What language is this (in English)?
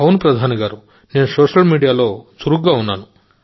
Telugu